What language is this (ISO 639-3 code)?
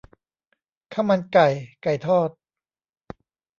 tha